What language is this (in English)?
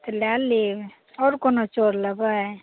Maithili